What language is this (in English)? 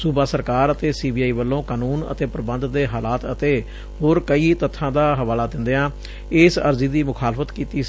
Punjabi